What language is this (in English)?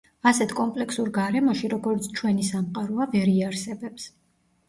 Georgian